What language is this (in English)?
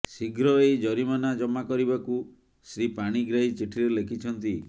Odia